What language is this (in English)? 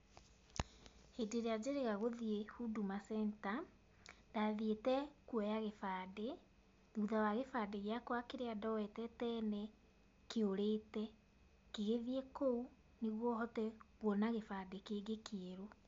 Kikuyu